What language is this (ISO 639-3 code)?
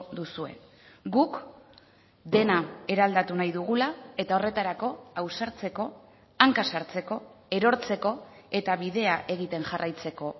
eus